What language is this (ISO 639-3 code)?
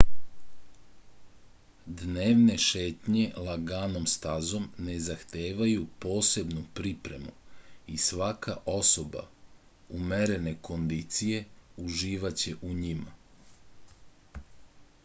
srp